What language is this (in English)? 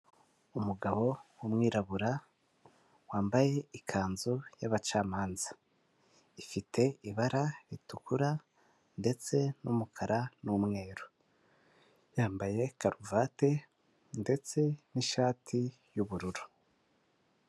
Kinyarwanda